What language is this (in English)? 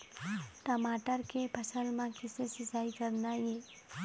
Chhattisgarhi